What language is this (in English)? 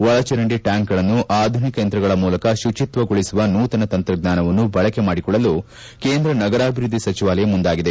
Kannada